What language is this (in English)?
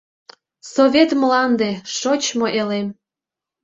Mari